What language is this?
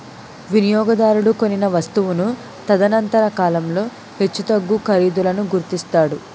Telugu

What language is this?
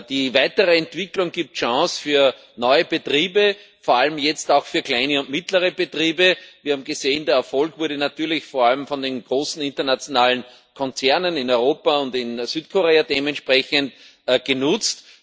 German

